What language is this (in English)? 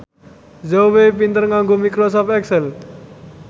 Javanese